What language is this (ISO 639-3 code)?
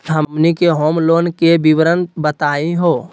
mag